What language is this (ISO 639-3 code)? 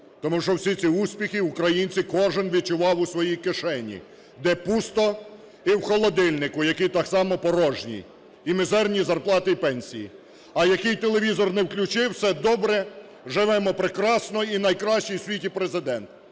ukr